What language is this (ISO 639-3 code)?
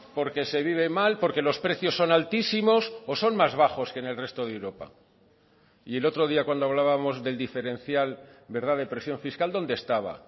spa